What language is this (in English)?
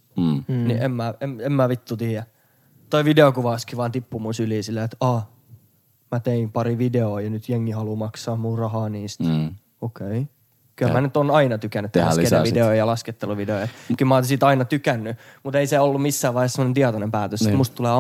Finnish